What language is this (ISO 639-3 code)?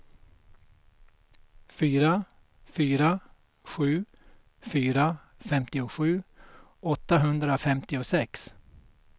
swe